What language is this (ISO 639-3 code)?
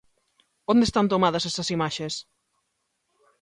glg